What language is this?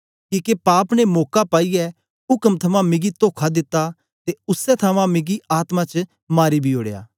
Dogri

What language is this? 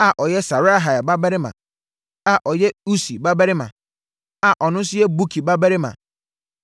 Akan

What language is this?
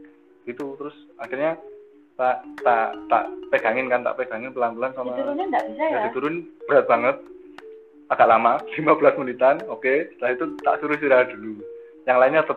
Indonesian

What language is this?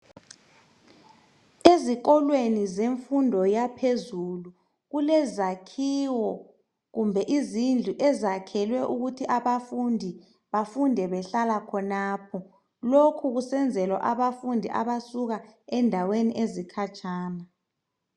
North Ndebele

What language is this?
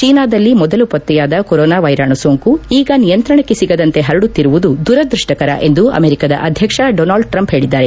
Kannada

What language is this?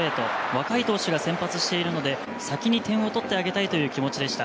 Japanese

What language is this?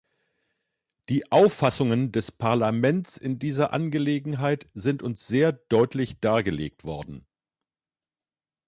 German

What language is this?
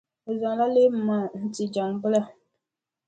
Dagbani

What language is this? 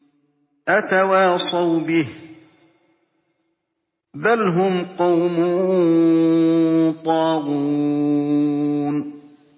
Arabic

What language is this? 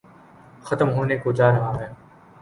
Urdu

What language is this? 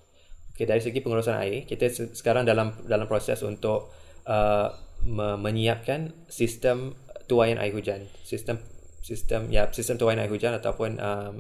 Malay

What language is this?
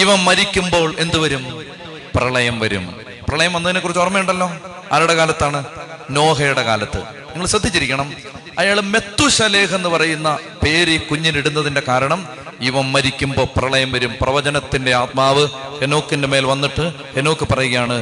Malayalam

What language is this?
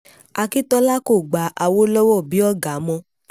Yoruba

